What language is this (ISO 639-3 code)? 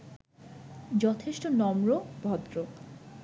ben